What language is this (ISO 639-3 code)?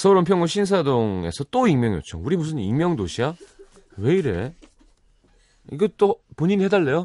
kor